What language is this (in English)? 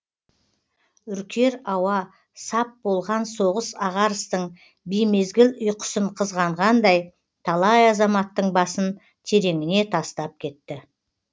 Kazakh